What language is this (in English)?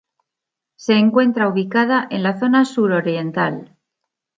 Spanish